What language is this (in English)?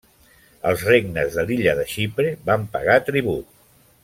Catalan